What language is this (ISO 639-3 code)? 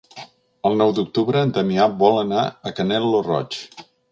cat